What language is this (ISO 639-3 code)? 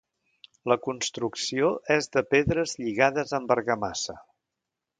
cat